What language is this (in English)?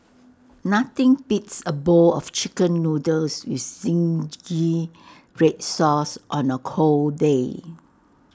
English